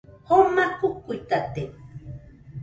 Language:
Nüpode Huitoto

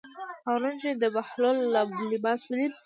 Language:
Pashto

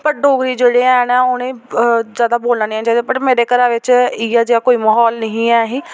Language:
Dogri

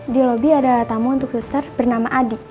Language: Indonesian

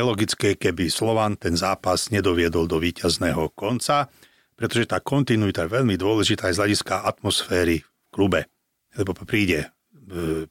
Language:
Slovak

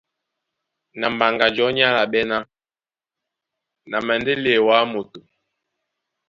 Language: Duala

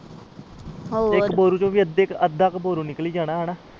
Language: Punjabi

